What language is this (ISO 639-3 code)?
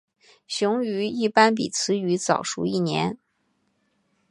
zho